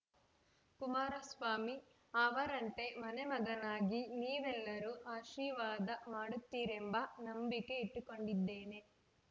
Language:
Kannada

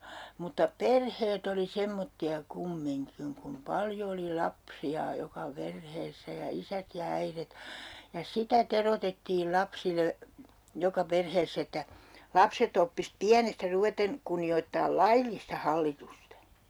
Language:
Finnish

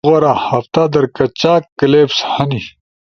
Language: Ushojo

